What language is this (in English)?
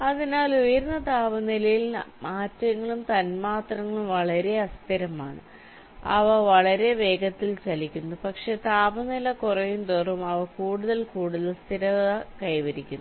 Malayalam